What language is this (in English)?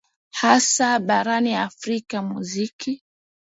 Swahili